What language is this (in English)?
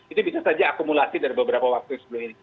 Indonesian